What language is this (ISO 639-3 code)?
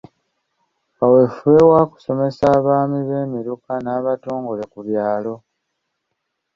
lug